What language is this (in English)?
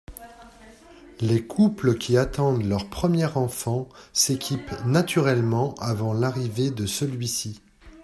French